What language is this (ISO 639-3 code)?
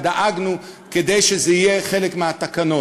heb